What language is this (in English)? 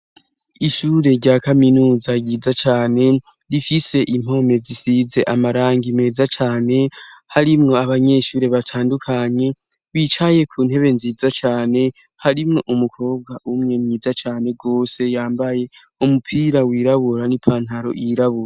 Rundi